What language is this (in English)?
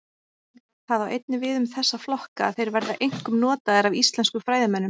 Icelandic